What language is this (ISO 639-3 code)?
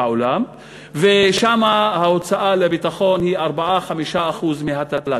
heb